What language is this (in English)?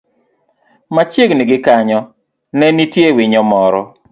Luo (Kenya and Tanzania)